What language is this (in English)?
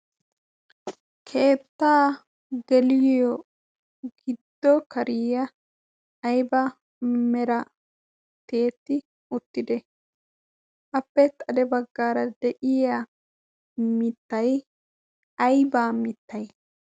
Wolaytta